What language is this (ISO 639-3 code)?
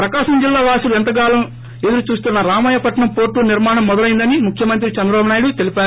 tel